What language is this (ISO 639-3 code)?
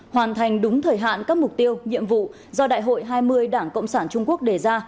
vie